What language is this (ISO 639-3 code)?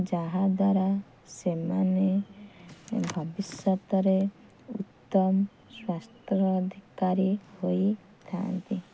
ori